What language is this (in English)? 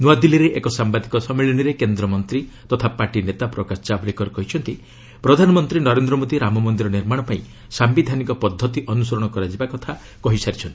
Odia